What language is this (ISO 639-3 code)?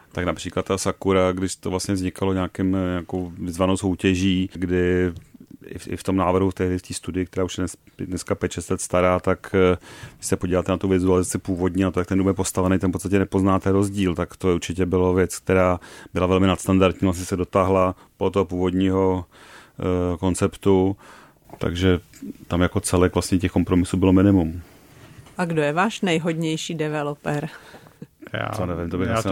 ces